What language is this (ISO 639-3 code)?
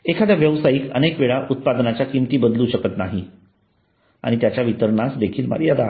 mar